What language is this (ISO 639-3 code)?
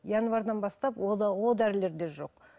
kaz